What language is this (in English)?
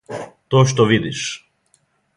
Serbian